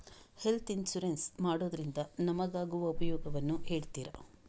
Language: Kannada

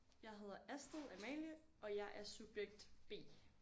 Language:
Danish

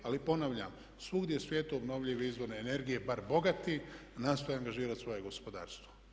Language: Croatian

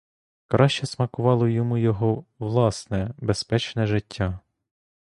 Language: Ukrainian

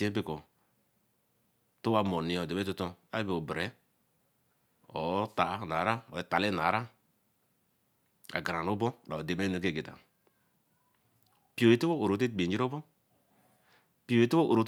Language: Eleme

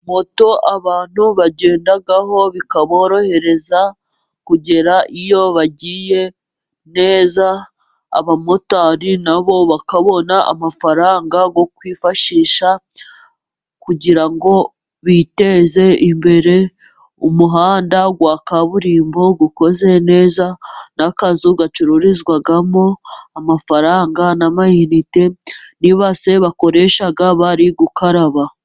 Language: Kinyarwanda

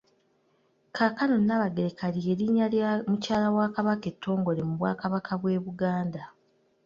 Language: Ganda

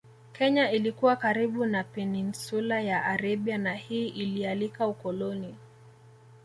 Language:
Swahili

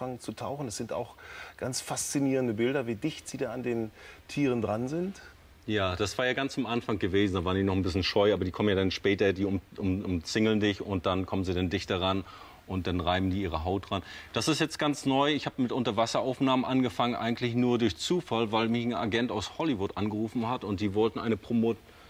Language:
German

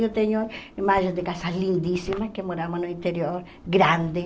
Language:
Portuguese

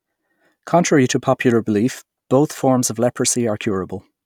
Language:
English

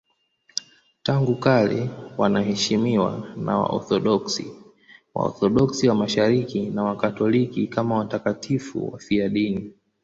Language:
Swahili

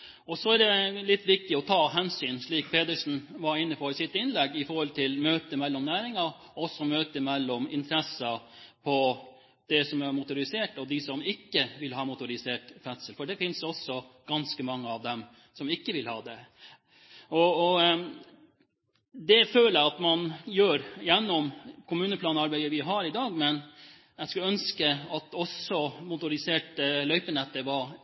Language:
Norwegian Bokmål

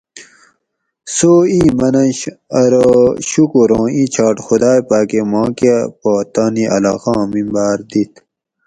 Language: Gawri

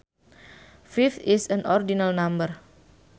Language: Sundanese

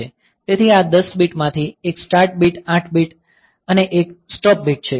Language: Gujarati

